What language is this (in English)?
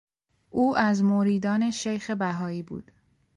Persian